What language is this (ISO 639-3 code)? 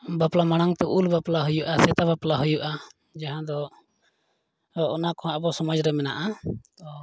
sat